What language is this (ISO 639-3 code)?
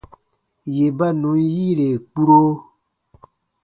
bba